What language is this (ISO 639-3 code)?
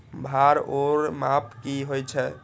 mai